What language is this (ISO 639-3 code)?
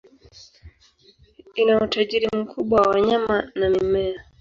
swa